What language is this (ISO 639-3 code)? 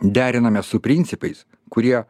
lit